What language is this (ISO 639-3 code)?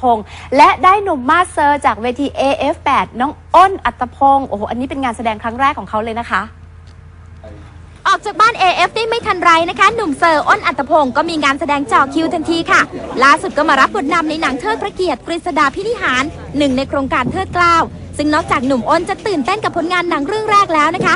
tha